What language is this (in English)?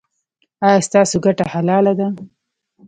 Pashto